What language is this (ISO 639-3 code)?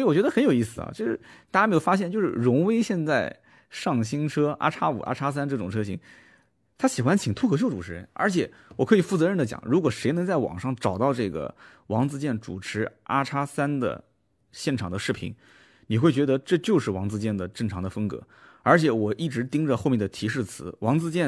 zho